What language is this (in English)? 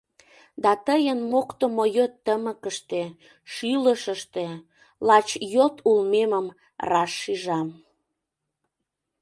Mari